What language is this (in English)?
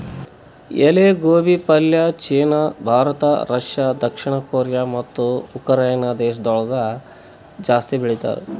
Kannada